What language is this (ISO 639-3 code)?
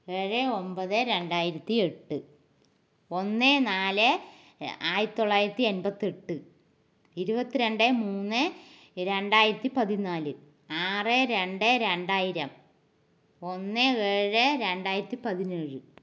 mal